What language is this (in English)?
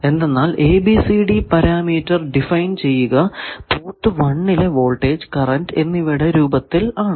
Malayalam